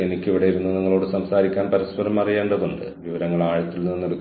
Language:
Malayalam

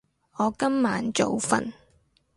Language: Cantonese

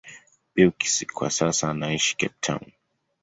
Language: Swahili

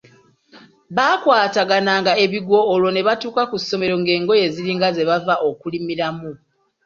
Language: Ganda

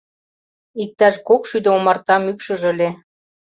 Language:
Mari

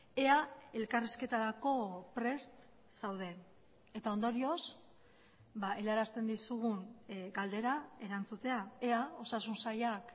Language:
Basque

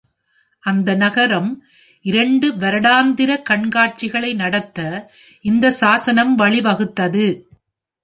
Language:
Tamil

